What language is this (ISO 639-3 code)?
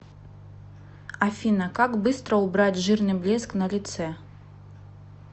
rus